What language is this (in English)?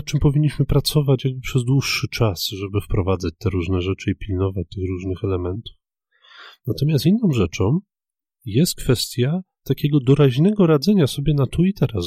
Polish